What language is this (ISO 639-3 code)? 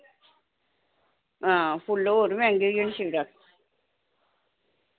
doi